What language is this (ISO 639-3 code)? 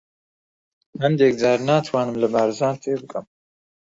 ckb